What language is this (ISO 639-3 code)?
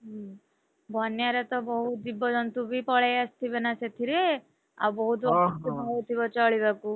ori